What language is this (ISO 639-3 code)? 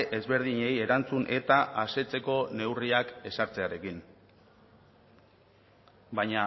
eus